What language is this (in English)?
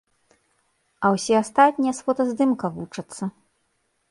Belarusian